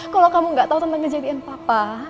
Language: Indonesian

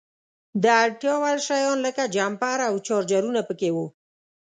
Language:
Pashto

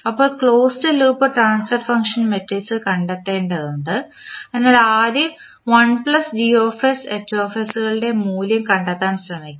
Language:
Malayalam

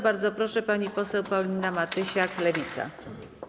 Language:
Polish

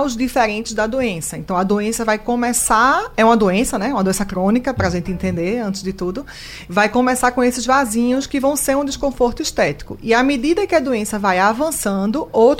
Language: Portuguese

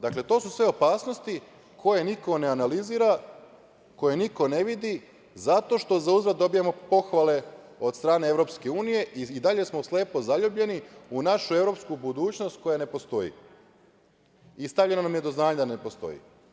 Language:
Serbian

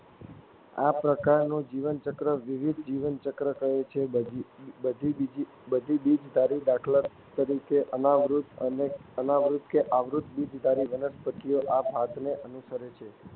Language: Gujarati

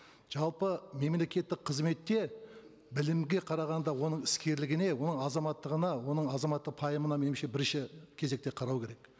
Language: Kazakh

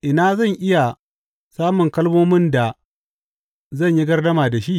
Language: Hausa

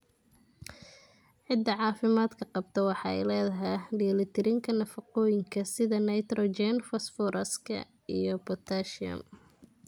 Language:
Somali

